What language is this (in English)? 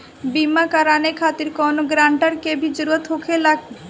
Bhojpuri